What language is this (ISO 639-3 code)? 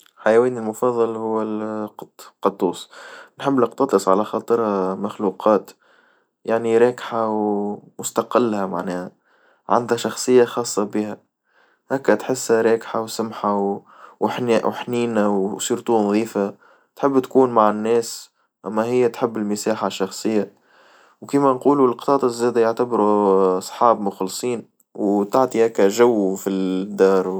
aeb